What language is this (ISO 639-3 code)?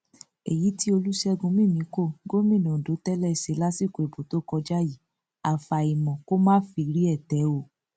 yor